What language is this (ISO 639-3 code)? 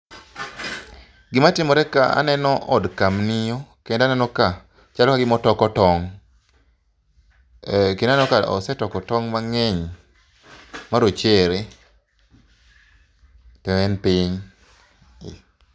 luo